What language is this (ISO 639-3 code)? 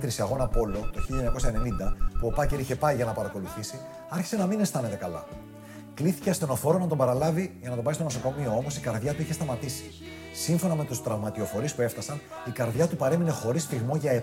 ell